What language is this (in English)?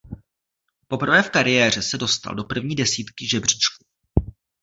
Czech